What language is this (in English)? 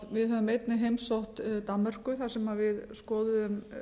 Icelandic